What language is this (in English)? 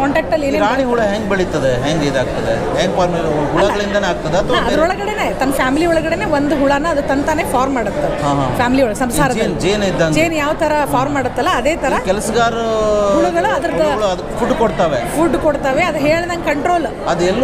Kannada